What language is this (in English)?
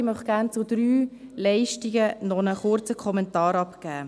Swiss German